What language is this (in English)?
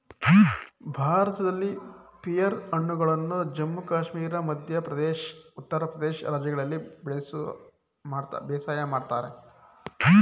Kannada